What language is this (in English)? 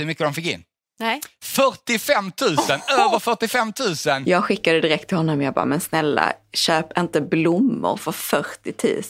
Swedish